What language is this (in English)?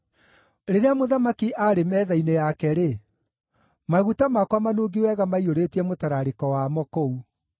Kikuyu